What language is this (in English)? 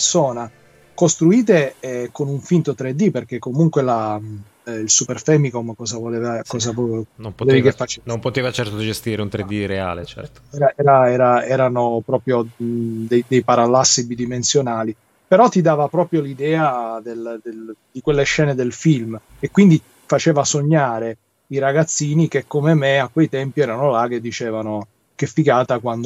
Italian